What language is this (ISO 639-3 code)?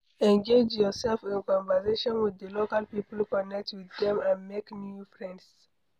pcm